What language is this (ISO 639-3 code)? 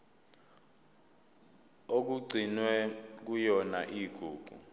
zul